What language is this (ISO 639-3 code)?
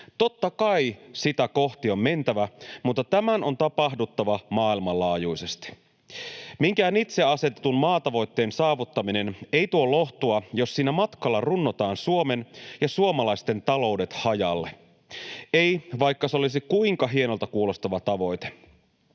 fin